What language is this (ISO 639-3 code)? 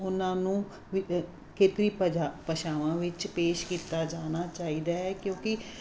pan